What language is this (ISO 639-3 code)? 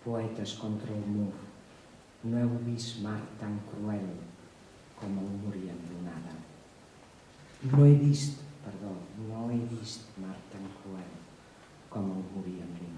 cat